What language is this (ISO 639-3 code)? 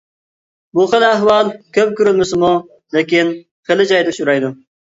uig